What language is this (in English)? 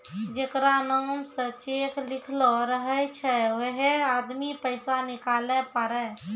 Maithili